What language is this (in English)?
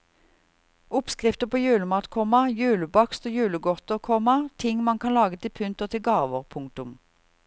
Norwegian